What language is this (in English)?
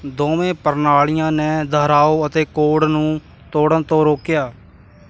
Punjabi